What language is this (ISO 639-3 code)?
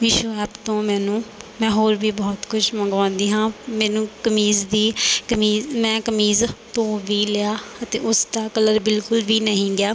pan